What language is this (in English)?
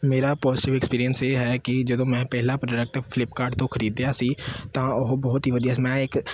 Punjabi